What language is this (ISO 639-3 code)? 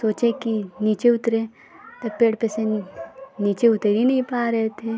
hin